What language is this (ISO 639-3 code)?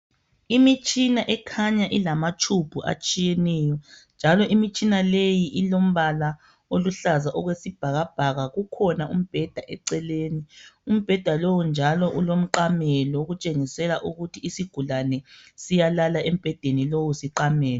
nde